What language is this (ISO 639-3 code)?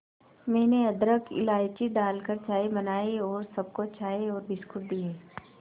hin